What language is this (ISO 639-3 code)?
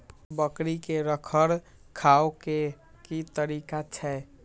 mai